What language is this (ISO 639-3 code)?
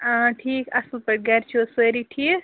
kas